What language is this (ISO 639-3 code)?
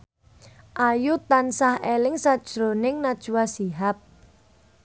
jav